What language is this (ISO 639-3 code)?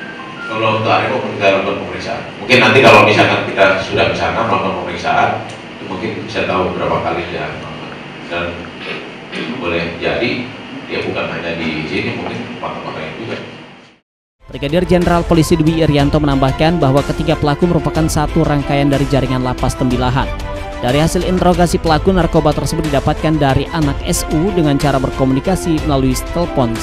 ind